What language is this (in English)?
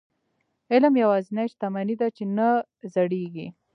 Pashto